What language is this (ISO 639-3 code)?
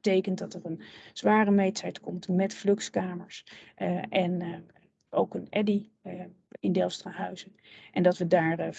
nld